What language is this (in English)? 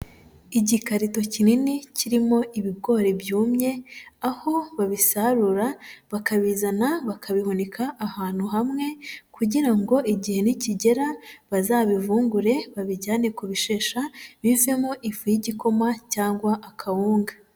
Kinyarwanda